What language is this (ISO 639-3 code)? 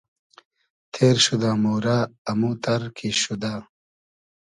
haz